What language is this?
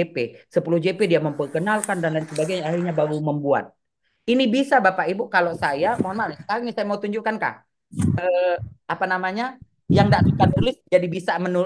Indonesian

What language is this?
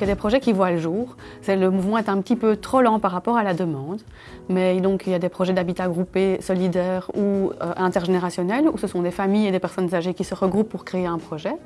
French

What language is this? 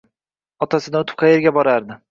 Uzbek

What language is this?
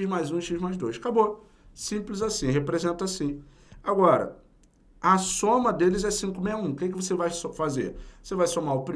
Portuguese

